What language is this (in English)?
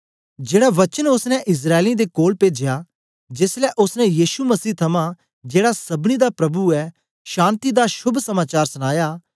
Dogri